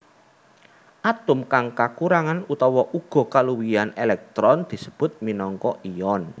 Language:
Javanese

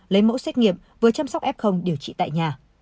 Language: Vietnamese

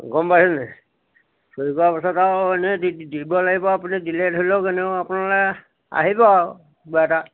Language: Assamese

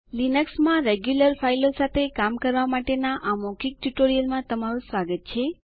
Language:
Gujarati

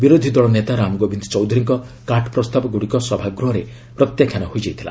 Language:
Odia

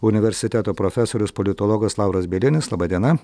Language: Lithuanian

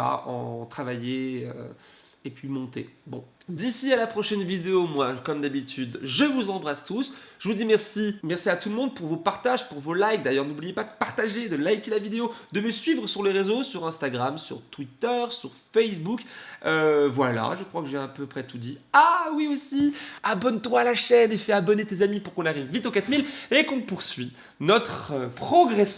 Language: French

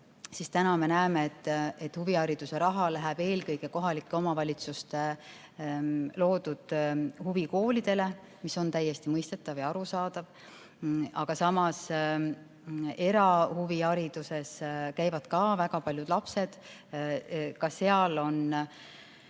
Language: Estonian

